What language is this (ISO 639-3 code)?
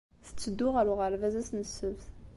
kab